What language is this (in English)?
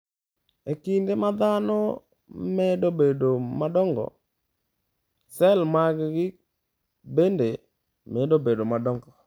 Luo (Kenya and Tanzania)